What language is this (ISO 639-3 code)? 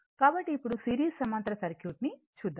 tel